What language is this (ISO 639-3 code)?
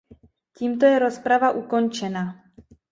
ces